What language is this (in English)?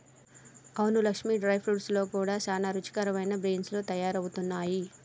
Telugu